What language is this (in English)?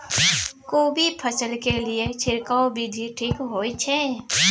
Maithili